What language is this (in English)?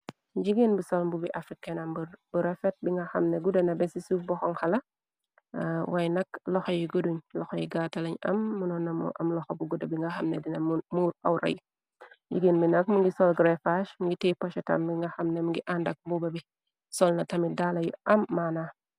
Wolof